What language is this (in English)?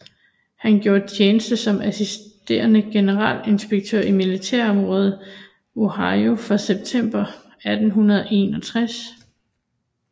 Danish